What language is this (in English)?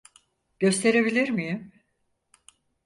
Turkish